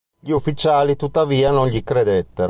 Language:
Italian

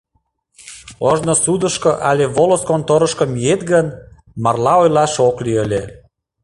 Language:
Mari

